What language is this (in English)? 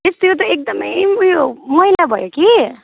Nepali